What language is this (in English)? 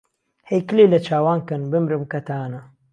Central Kurdish